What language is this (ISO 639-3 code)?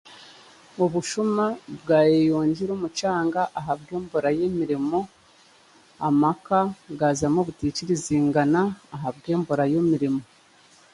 cgg